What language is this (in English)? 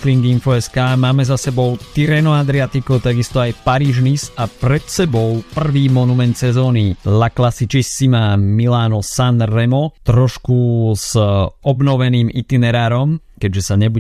Slovak